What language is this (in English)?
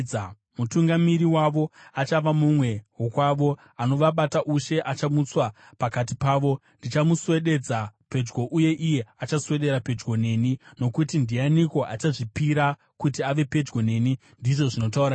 Shona